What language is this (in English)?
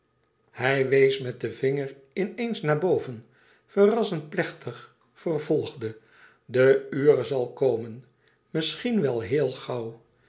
Dutch